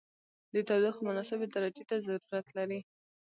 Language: Pashto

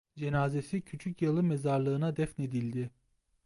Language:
Turkish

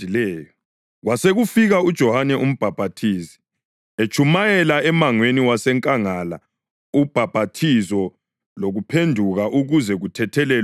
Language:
North Ndebele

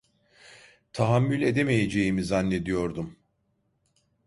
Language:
Turkish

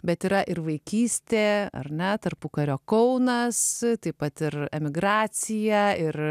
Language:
Lithuanian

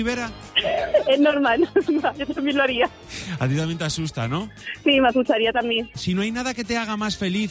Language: Spanish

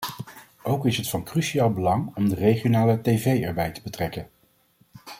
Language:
Dutch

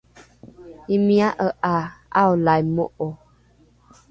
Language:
Rukai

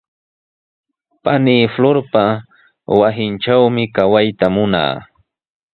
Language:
Sihuas Ancash Quechua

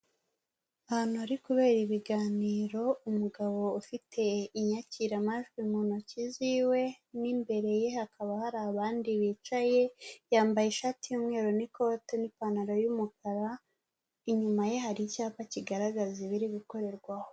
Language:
Kinyarwanda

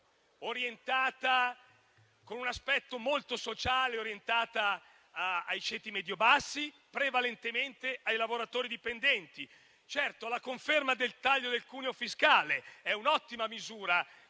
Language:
Italian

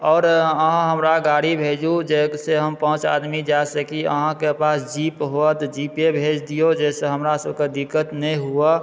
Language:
Maithili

